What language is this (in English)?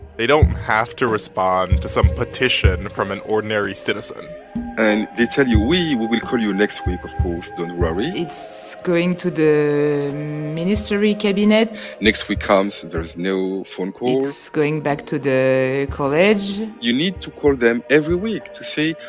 English